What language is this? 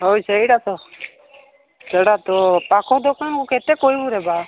Odia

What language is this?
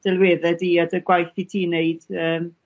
Welsh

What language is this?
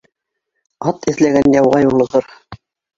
Bashkir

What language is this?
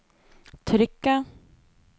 Norwegian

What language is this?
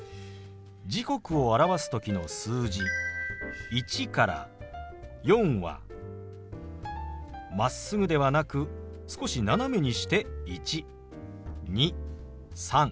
Japanese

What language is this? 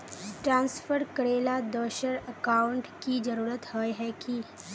Magahi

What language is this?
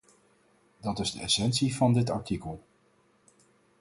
Dutch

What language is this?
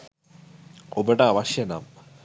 Sinhala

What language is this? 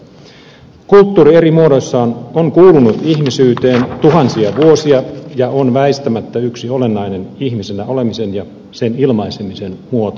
Finnish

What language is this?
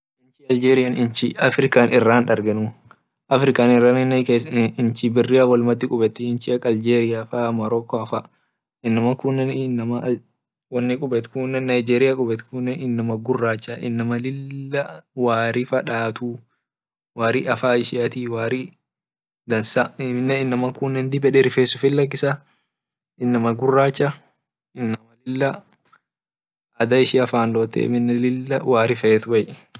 Orma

